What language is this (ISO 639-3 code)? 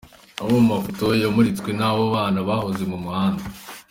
kin